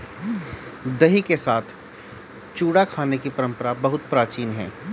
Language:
Hindi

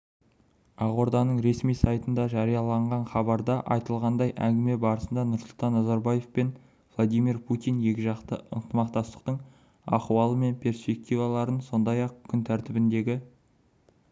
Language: Kazakh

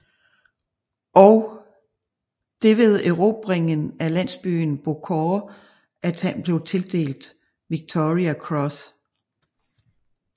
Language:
Danish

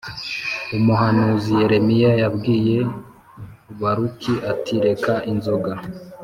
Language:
Kinyarwanda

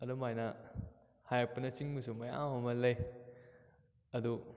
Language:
Manipuri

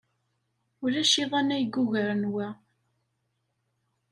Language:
Kabyle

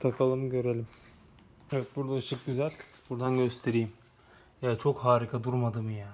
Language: Turkish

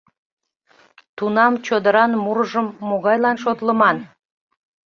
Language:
Mari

